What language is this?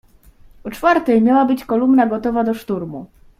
Polish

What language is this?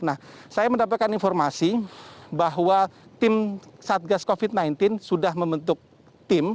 Indonesian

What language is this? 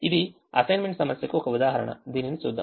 Telugu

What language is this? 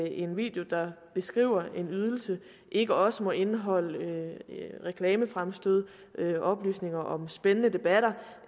Danish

